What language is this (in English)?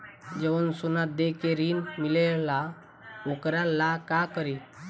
Bhojpuri